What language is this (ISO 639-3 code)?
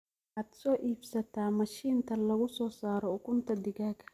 som